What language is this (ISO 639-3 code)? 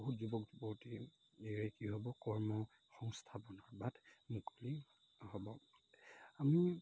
asm